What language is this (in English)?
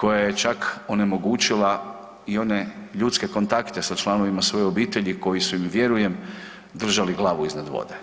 Croatian